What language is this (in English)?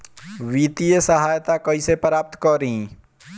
Bhojpuri